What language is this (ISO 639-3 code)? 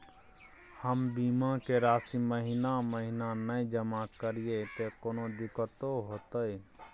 mai